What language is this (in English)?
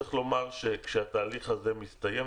Hebrew